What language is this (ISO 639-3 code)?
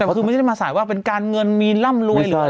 tha